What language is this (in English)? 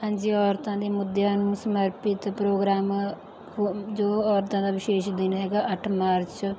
Punjabi